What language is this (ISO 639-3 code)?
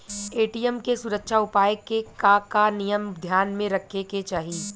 bho